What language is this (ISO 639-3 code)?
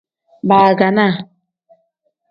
kdh